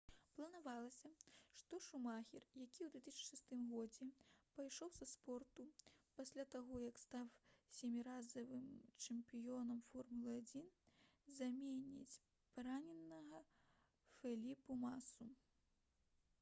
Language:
Belarusian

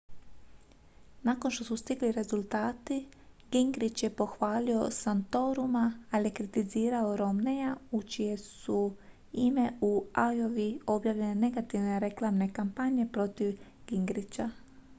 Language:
Croatian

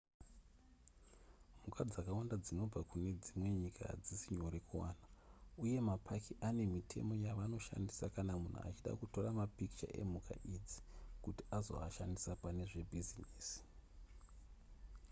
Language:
Shona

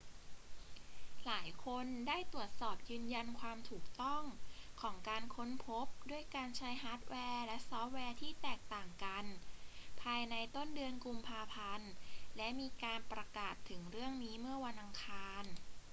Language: Thai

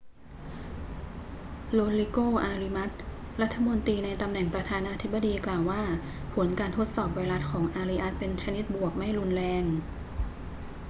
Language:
Thai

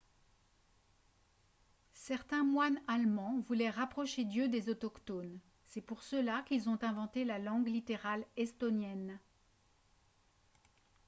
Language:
French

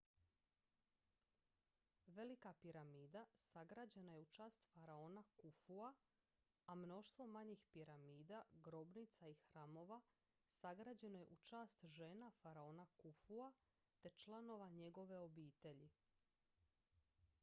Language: Croatian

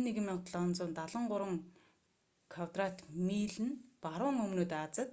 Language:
Mongolian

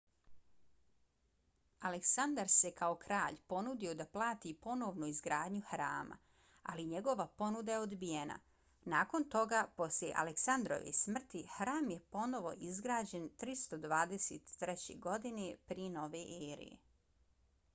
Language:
Bosnian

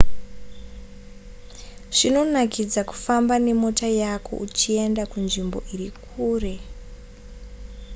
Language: Shona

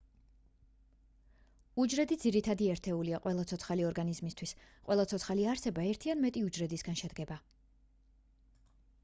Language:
Georgian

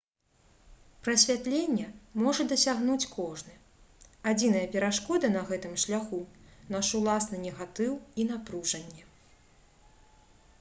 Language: Belarusian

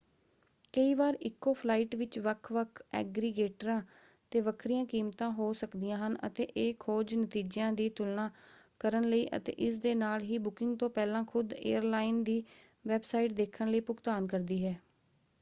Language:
Punjabi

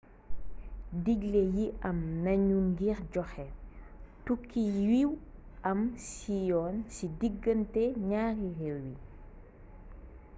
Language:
Wolof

